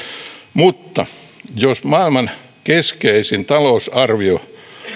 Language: Finnish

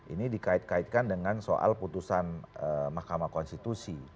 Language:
Indonesian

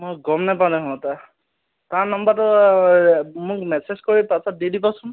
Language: Assamese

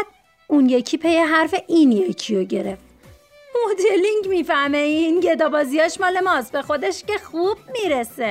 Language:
Persian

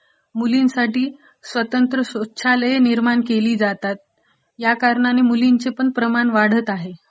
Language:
Marathi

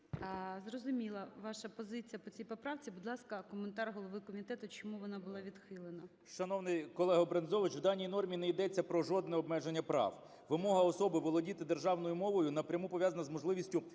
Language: Ukrainian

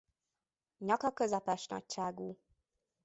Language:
Hungarian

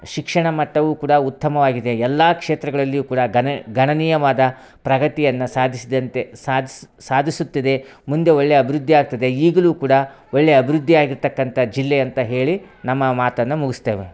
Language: Kannada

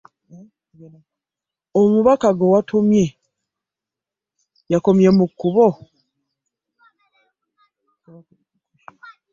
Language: Ganda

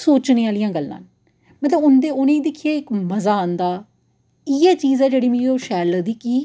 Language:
Dogri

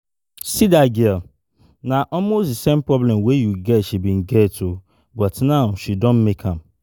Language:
Nigerian Pidgin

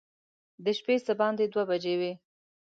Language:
Pashto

